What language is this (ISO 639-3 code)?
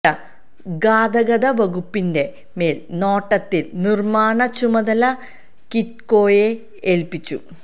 mal